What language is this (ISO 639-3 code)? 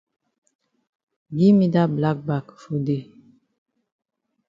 wes